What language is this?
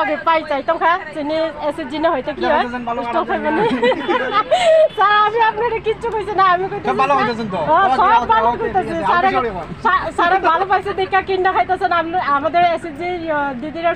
Thai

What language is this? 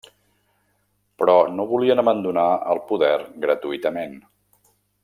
Catalan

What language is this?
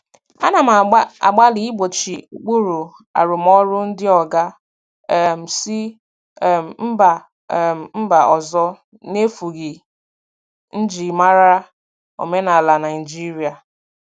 Igbo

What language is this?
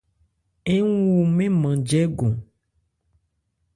Ebrié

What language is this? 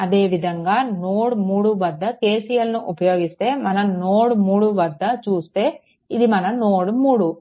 Telugu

